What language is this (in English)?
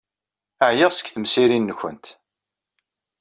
Kabyle